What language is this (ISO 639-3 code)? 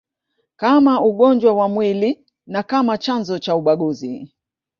swa